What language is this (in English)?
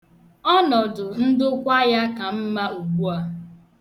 Igbo